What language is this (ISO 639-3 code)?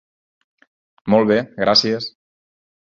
cat